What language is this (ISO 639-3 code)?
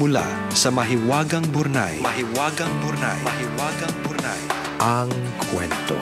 fil